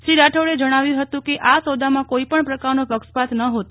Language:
Gujarati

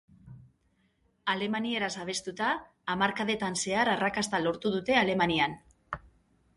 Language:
Basque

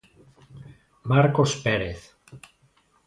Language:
Galician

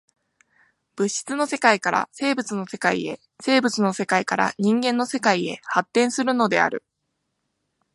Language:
Japanese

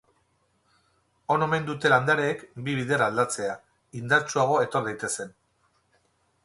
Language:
Basque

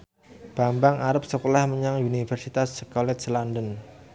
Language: Javanese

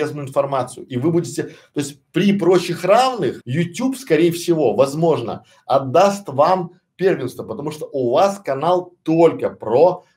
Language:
Russian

